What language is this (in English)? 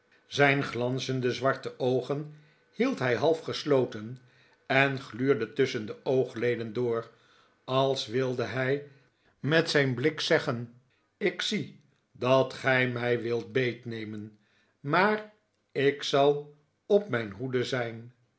Dutch